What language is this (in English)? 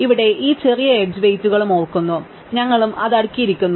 Malayalam